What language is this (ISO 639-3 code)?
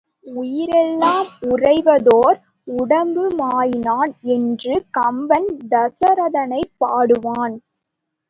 tam